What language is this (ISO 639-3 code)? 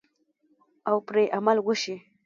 pus